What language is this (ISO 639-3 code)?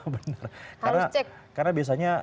ind